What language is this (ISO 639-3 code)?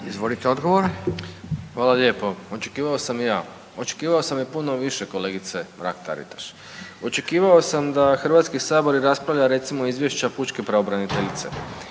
hrv